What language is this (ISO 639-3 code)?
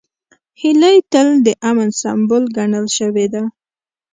pus